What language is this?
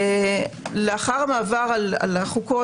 Hebrew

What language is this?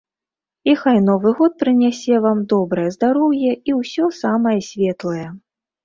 Belarusian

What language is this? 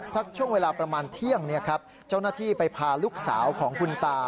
Thai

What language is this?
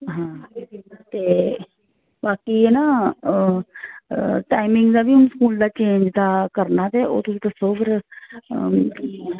Dogri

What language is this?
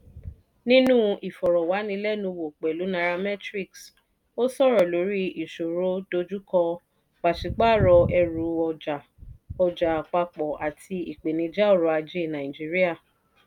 Yoruba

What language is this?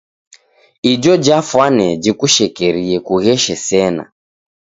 Taita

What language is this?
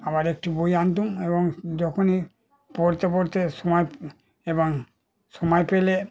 Bangla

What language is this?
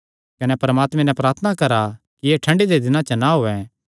Kangri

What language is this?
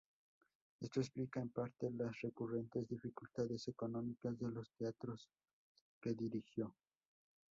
Spanish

